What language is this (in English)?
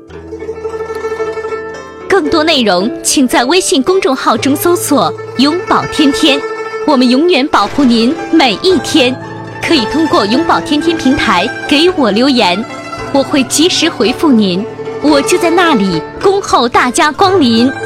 Chinese